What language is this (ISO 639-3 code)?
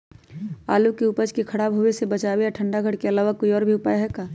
mag